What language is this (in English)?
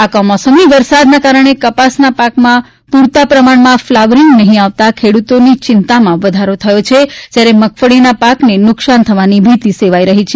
Gujarati